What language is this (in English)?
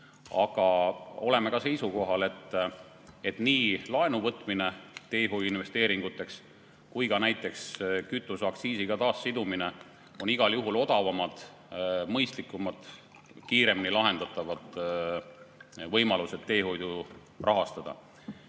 Estonian